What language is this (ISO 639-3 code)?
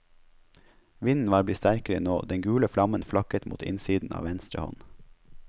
nor